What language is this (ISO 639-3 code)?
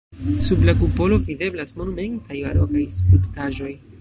epo